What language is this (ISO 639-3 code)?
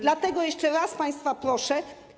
pol